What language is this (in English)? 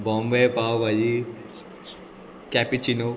Konkani